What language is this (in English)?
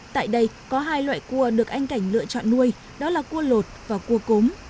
Vietnamese